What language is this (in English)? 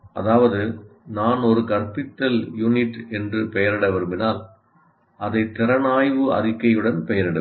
Tamil